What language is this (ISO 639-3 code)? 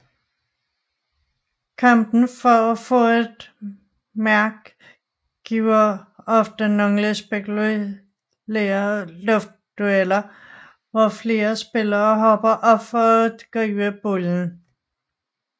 dan